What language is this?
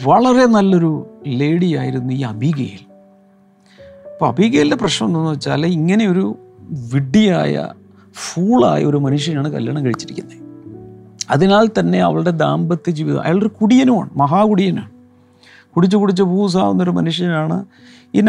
Malayalam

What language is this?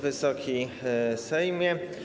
Polish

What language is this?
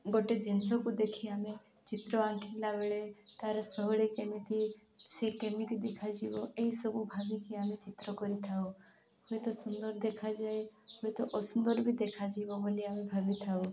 Odia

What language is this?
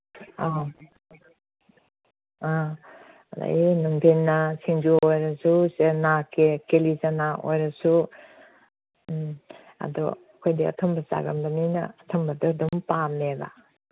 Manipuri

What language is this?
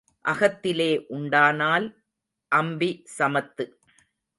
Tamil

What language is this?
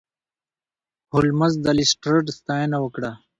Pashto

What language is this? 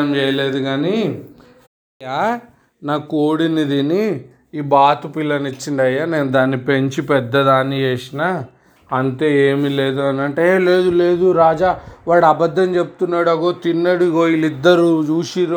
Telugu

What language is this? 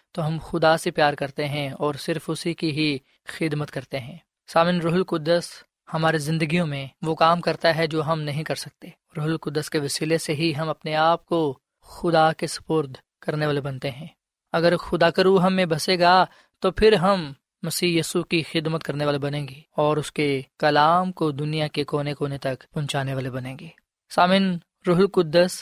Urdu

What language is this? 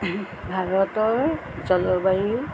Assamese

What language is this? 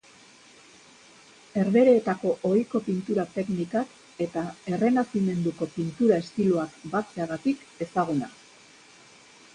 Basque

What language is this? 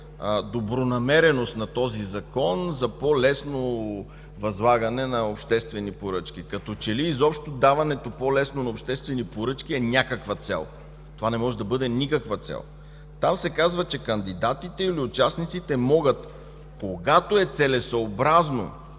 Bulgarian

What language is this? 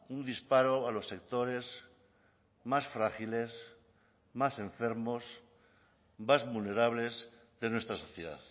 Spanish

